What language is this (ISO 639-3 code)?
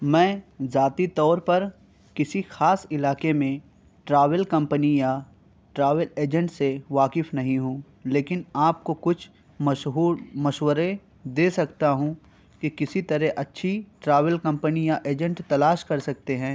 urd